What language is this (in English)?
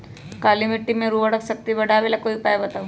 Magahi